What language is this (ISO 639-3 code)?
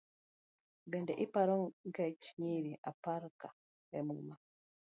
luo